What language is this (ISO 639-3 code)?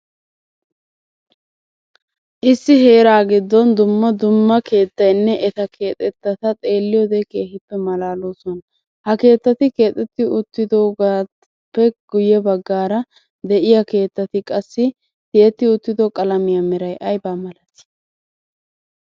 wal